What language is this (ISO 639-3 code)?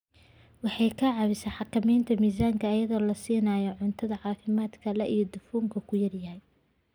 som